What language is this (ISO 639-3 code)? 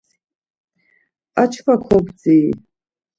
lzz